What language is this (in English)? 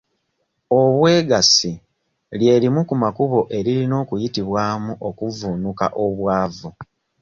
Ganda